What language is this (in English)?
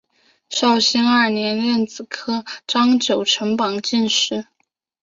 Chinese